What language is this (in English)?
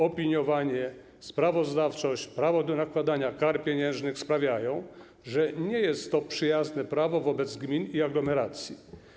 Polish